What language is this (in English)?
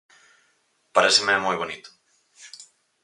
Galician